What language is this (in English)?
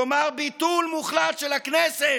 Hebrew